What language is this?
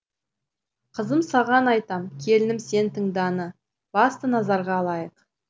Kazakh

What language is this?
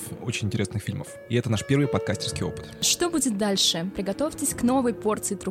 Russian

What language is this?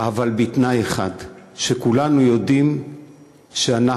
Hebrew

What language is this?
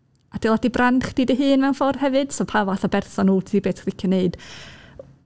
Welsh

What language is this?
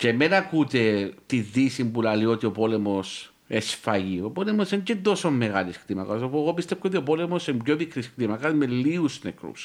Greek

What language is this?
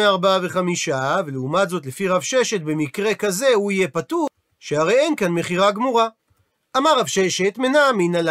Hebrew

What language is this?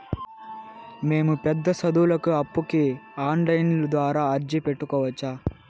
Telugu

